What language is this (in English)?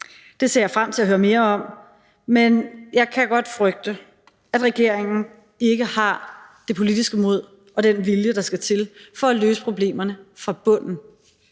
Danish